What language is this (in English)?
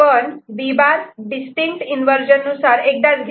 Marathi